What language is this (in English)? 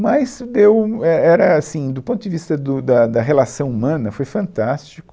Portuguese